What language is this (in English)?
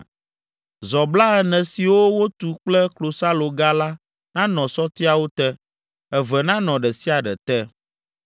Ewe